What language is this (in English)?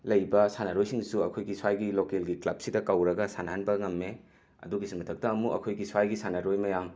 Manipuri